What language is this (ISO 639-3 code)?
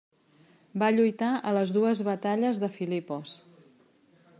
cat